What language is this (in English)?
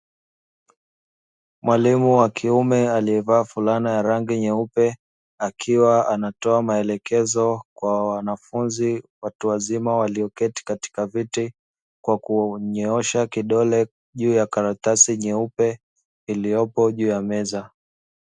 Swahili